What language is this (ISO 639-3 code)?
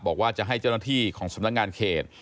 tha